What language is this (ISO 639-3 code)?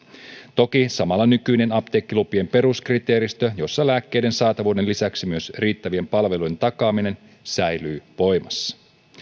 fin